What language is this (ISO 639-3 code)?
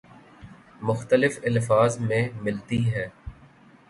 urd